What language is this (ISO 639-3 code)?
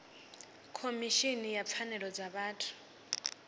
ven